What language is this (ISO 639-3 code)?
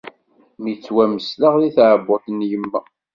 kab